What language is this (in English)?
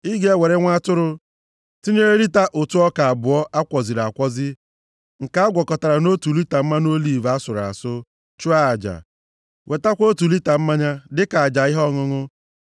Igbo